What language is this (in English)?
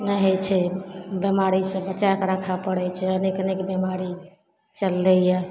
Maithili